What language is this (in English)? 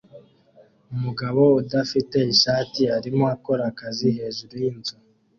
Kinyarwanda